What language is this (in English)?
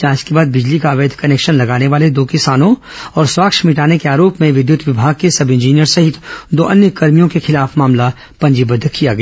Hindi